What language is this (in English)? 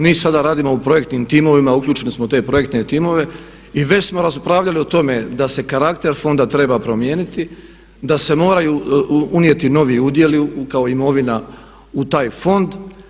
Croatian